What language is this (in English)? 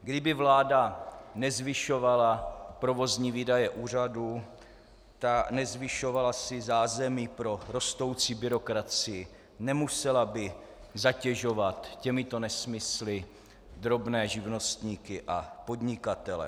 Czech